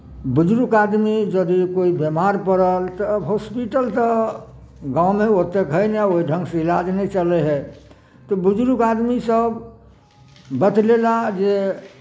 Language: Maithili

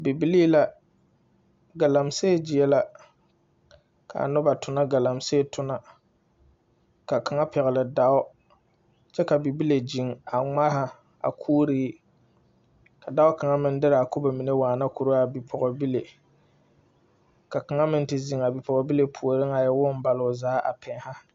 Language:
Southern Dagaare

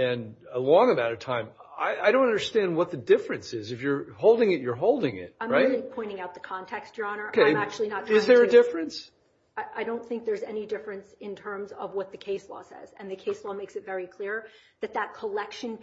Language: English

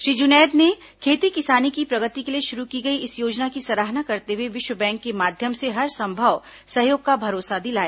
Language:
Hindi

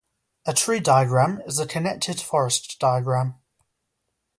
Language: English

